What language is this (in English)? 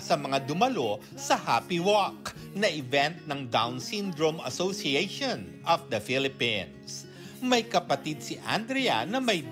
Filipino